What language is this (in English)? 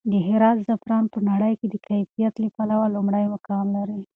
Pashto